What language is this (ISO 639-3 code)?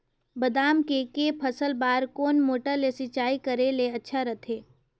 hne